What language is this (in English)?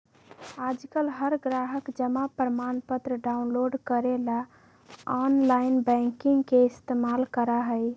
Magahi